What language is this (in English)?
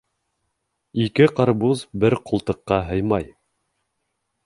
Bashkir